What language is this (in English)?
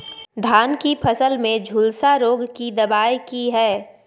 Maithili